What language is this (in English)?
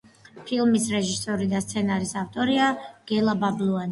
Georgian